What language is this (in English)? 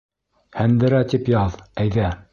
Bashkir